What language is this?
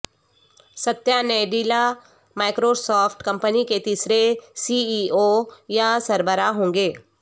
Urdu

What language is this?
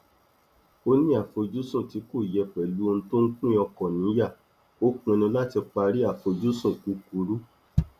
Yoruba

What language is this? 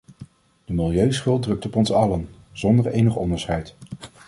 Dutch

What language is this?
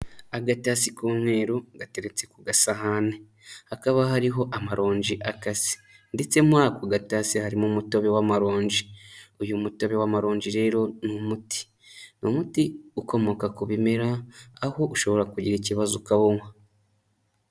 Kinyarwanda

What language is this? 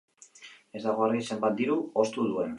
Basque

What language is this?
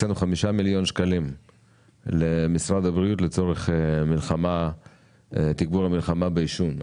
Hebrew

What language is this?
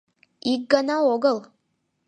Mari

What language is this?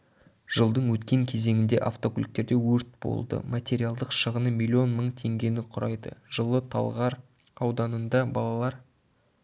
Kazakh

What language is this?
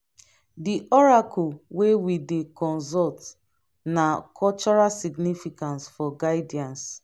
Nigerian Pidgin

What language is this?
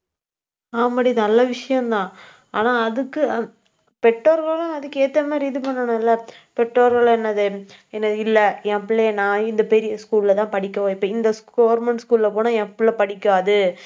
Tamil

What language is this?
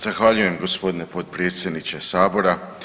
Croatian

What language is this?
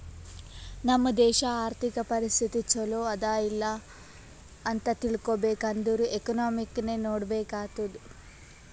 Kannada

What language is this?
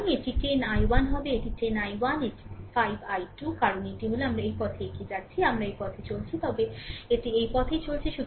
Bangla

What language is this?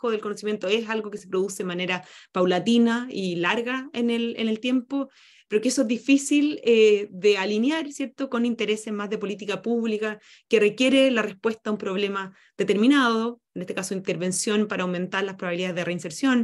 Spanish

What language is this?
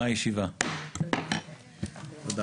Hebrew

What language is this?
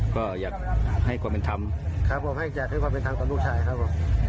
Thai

